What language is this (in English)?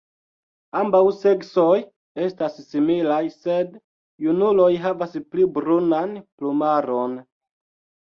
Esperanto